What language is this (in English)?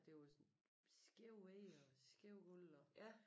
Danish